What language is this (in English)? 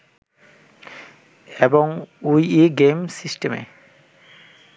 Bangla